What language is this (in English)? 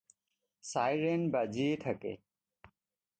Assamese